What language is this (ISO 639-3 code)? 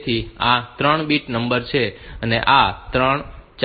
guj